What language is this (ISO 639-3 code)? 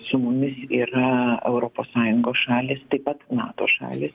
lit